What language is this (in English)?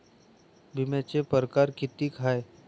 Marathi